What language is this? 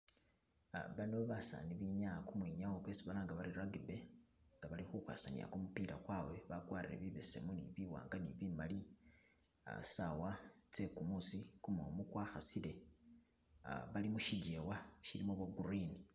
Masaaba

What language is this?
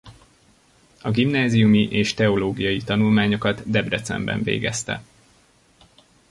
Hungarian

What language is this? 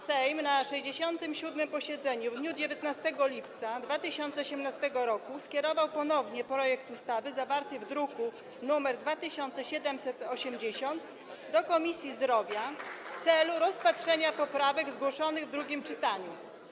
Polish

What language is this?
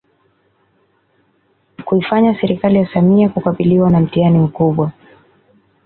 Swahili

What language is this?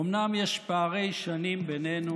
Hebrew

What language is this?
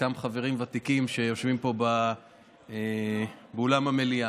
Hebrew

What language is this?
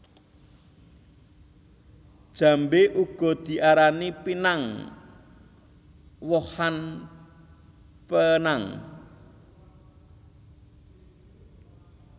Javanese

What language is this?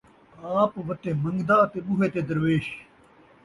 Saraiki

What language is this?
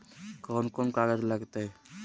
Magahi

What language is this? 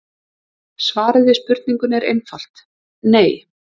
Icelandic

